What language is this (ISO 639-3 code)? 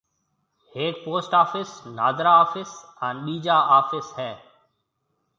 mve